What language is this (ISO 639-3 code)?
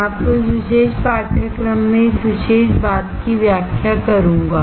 hin